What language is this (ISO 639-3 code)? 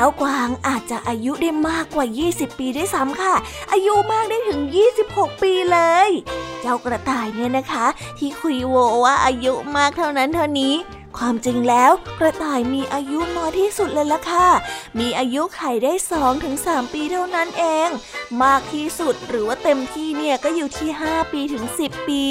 tha